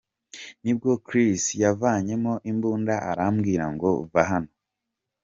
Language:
Kinyarwanda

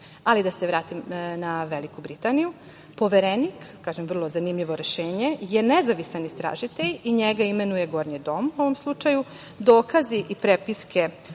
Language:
Serbian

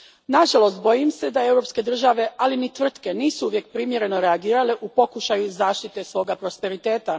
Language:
Croatian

